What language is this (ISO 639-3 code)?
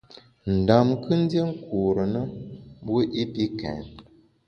bax